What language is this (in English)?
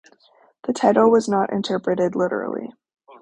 English